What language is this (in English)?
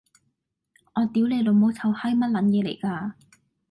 Cantonese